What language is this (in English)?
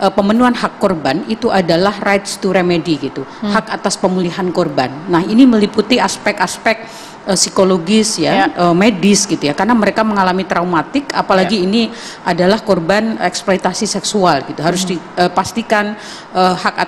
Indonesian